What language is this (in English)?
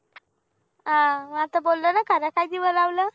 Marathi